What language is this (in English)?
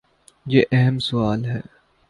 Urdu